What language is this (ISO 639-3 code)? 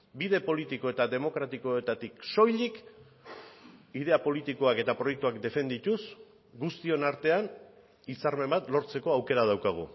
eus